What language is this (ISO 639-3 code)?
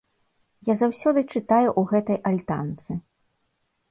bel